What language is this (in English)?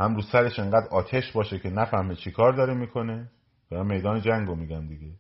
Persian